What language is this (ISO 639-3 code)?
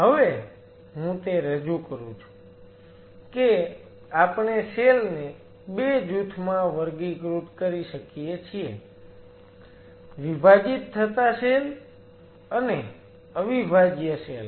guj